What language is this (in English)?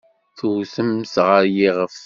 Kabyle